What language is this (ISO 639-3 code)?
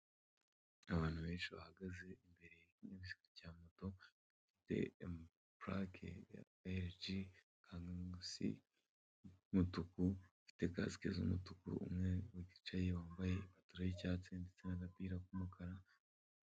kin